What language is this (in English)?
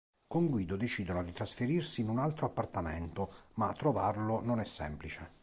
Italian